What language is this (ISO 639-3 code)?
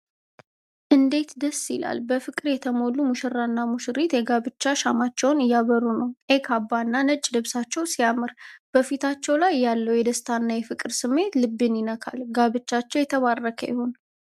amh